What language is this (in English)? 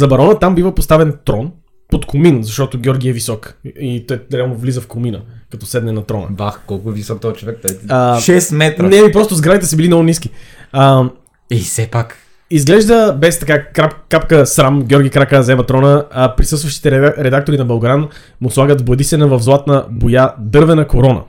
Bulgarian